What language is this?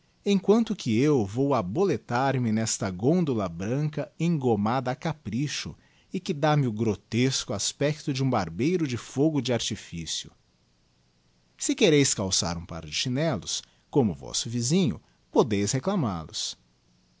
Portuguese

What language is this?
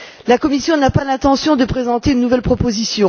French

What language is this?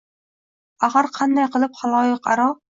Uzbek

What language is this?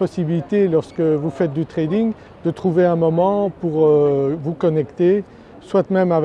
French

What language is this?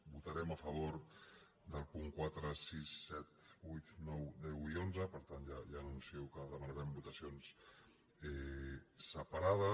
Catalan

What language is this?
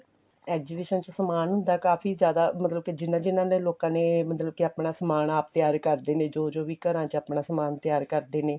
Punjabi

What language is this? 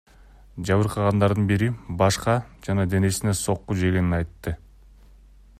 Kyrgyz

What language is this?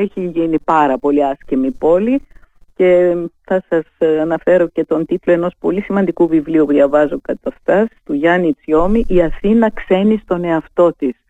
Greek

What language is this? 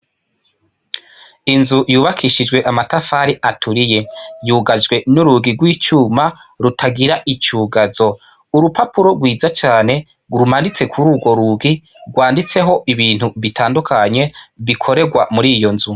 Rundi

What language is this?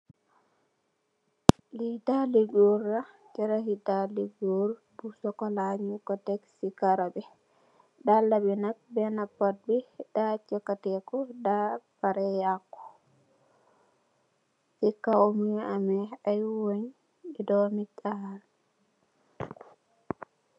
Wolof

